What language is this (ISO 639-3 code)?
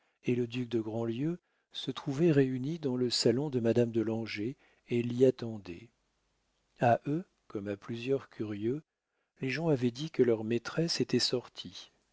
fra